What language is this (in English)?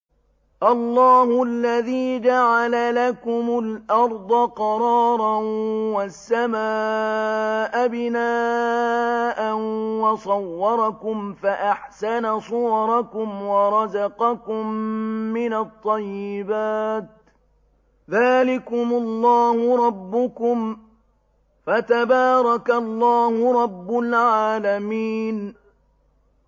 Arabic